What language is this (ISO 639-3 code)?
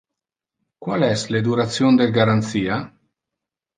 ina